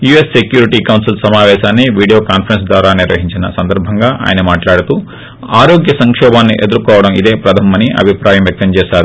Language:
Telugu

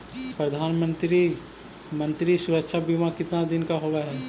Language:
Magahi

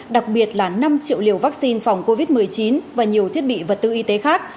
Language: Vietnamese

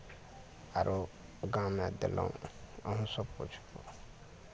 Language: Maithili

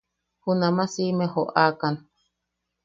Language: Yaqui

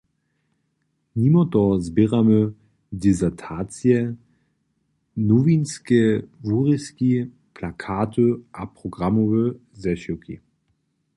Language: Upper Sorbian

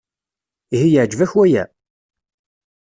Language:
Kabyle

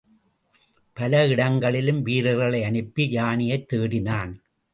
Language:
Tamil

